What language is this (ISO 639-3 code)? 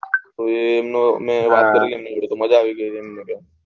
guj